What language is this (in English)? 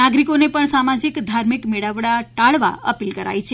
Gujarati